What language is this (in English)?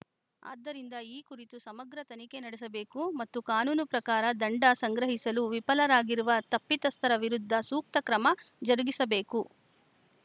Kannada